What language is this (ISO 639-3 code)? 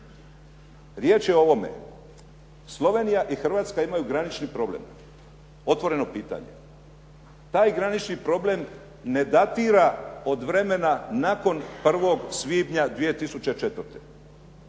hrv